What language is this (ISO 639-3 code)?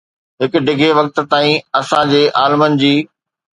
snd